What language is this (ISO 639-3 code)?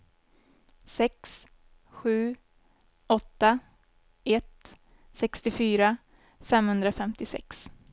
swe